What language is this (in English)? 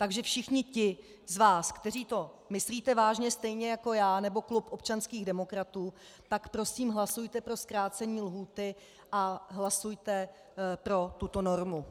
Czech